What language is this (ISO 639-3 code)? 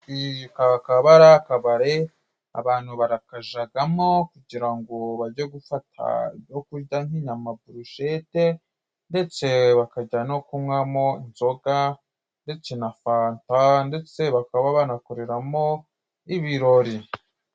kin